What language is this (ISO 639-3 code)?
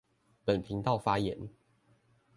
zho